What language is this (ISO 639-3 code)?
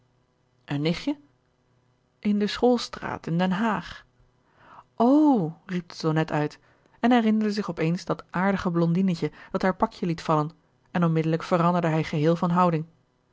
nld